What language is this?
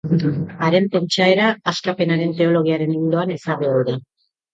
Basque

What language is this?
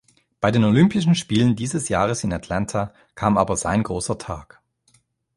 German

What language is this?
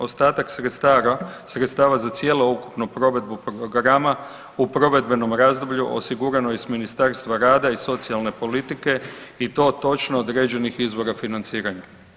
Croatian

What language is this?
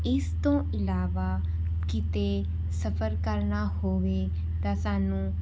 Punjabi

